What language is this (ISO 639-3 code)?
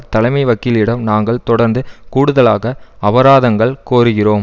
tam